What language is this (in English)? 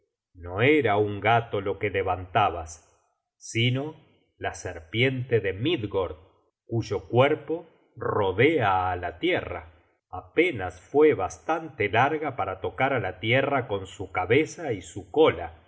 Spanish